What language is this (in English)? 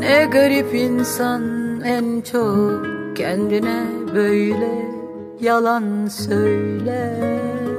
Turkish